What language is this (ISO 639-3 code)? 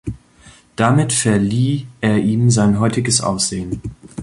deu